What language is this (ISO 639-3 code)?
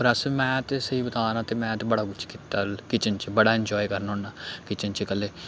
doi